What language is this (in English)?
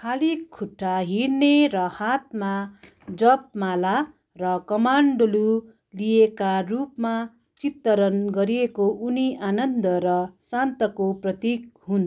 Nepali